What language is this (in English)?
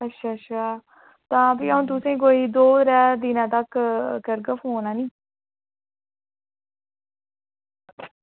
Dogri